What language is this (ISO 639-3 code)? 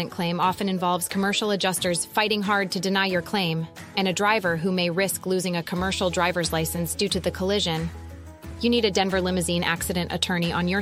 eng